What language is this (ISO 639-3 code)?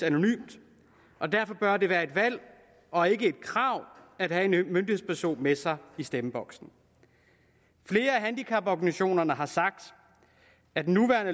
dan